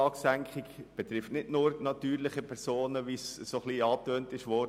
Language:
Swiss German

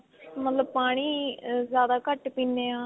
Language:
Punjabi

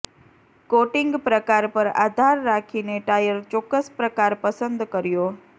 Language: Gujarati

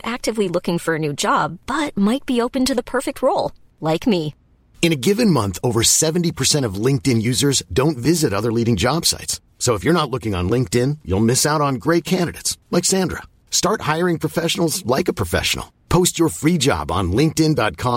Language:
Persian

